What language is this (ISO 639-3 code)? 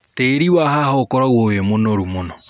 kik